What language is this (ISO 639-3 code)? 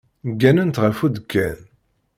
kab